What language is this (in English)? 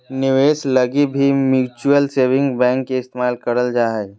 Magahi